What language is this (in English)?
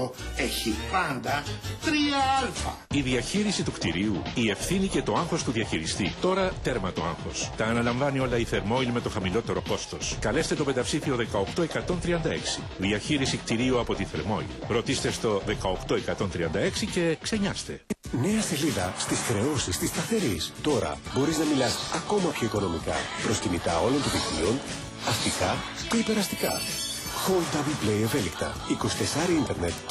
Greek